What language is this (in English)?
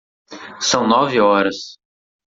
Portuguese